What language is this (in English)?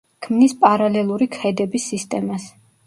Georgian